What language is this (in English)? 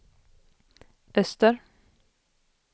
Swedish